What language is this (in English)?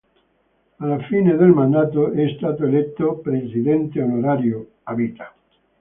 Italian